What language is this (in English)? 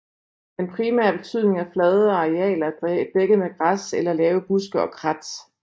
Danish